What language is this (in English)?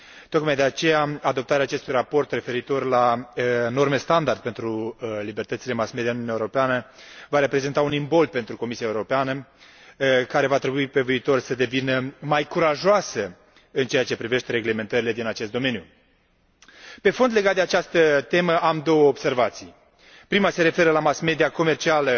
Romanian